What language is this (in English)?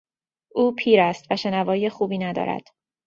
Persian